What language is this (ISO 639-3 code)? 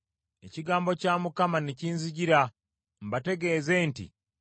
lug